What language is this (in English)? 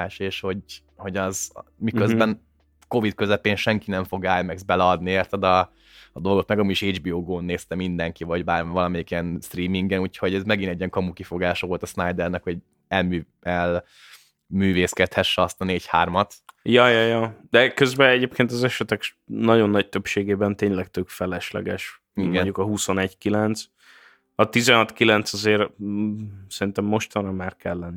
Hungarian